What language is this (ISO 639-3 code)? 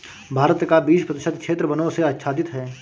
hin